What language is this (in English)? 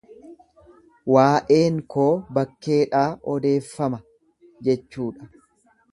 Oromo